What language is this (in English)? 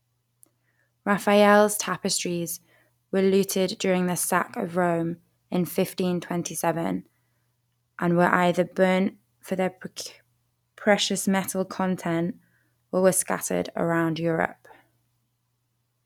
English